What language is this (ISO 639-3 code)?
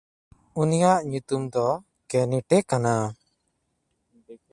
sat